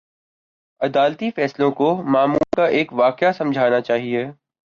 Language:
Urdu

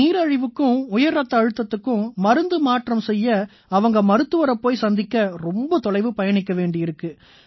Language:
Tamil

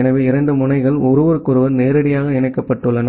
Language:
Tamil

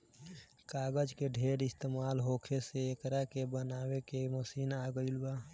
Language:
Bhojpuri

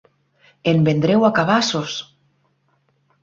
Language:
Catalan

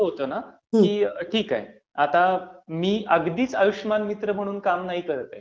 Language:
Marathi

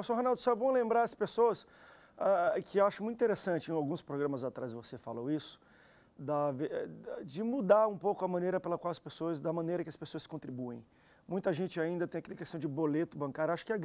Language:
Portuguese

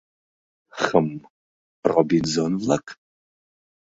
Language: Mari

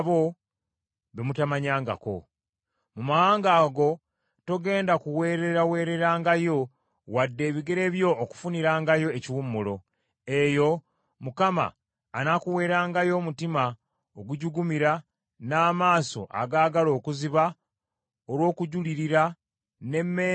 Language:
Ganda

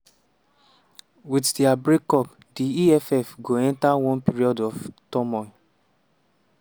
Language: Nigerian Pidgin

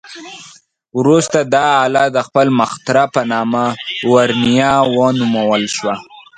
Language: Pashto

